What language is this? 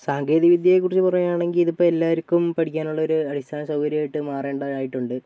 Malayalam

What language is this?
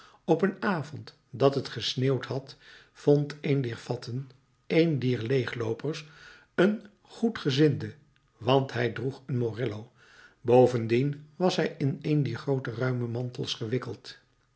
Dutch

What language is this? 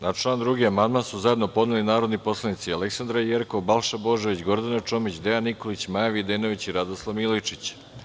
Serbian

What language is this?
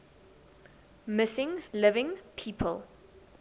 English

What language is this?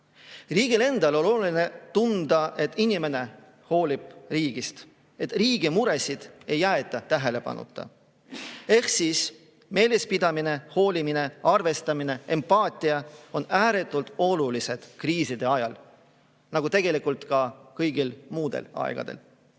Estonian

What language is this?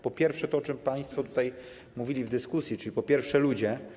Polish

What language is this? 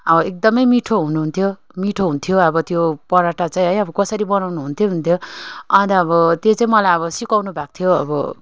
Nepali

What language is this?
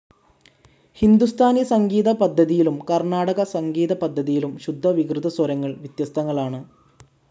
Malayalam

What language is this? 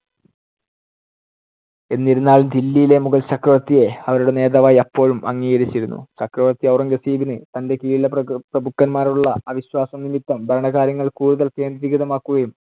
Malayalam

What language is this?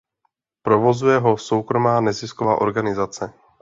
Czech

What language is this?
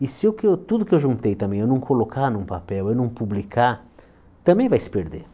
Portuguese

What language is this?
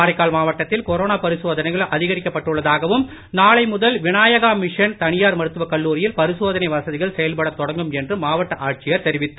Tamil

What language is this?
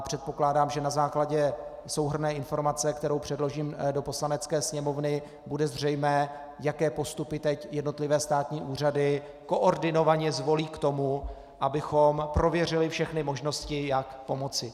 Czech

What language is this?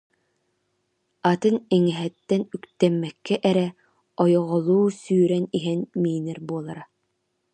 Yakut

